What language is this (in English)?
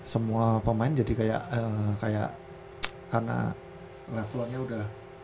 Indonesian